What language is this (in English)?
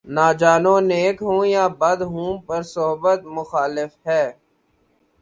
Urdu